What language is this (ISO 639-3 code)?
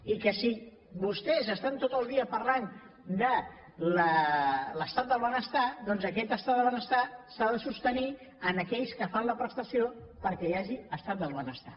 cat